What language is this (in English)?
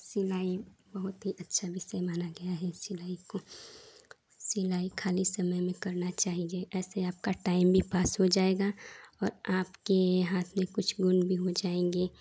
Hindi